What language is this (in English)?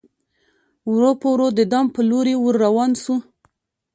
Pashto